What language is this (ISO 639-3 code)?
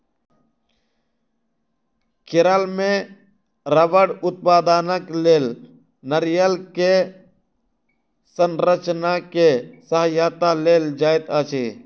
mai